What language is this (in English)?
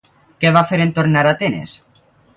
Catalan